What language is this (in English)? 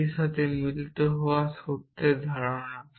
Bangla